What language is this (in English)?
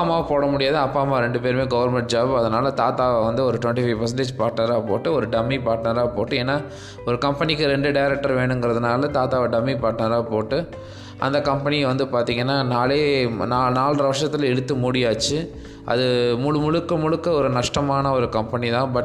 Tamil